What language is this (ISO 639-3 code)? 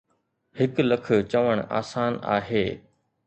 snd